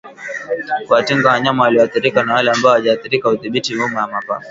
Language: Swahili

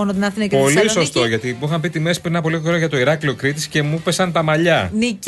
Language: Greek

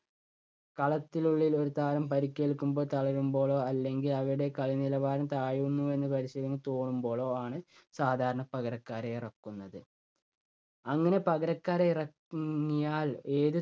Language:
Malayalam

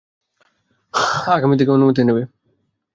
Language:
Bangla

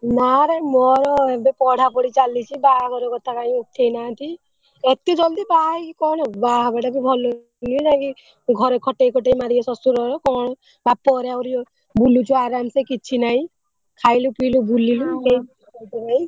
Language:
Odia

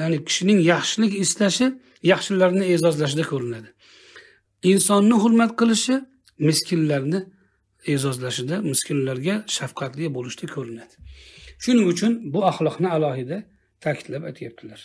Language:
Turkish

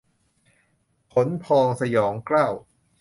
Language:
Thai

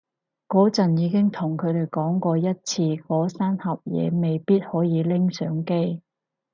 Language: Cantonese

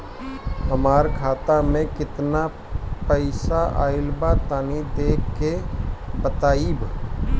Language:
Bhojpuri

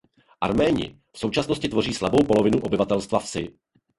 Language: Czech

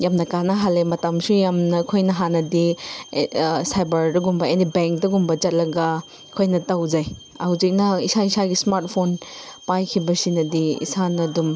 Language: Manipuri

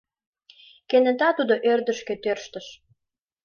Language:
Mari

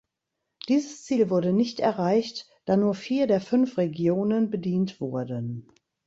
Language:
German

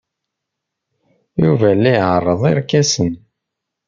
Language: Kabyle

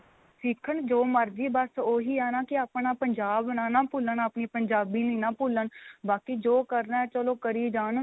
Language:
Punjabi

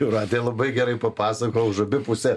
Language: Lithuanian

